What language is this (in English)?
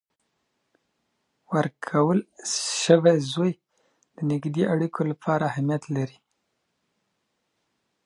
Pashto